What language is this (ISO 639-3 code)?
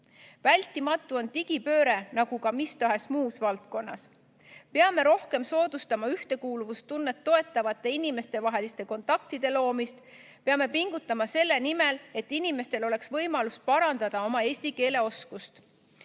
est